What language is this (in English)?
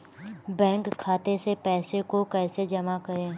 Hindi